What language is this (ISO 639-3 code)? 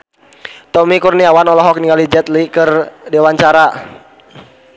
sun